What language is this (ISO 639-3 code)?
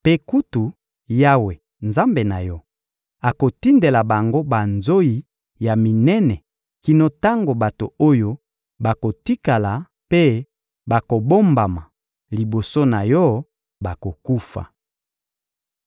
lin